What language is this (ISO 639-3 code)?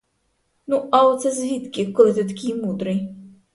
ukr